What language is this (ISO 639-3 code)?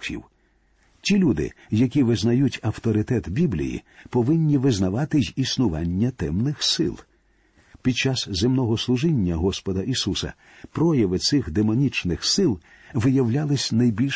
ukr